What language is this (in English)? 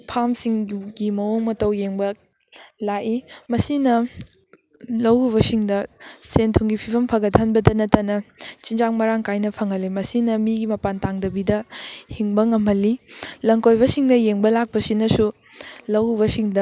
Manipuri